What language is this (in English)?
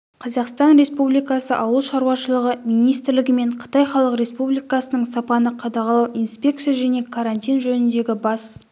Kazakh